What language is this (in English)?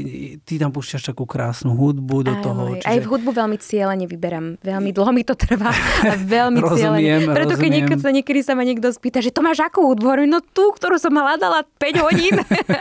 Slovak